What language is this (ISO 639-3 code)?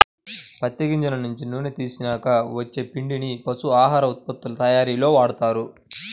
tel